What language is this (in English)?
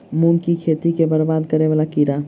Maithili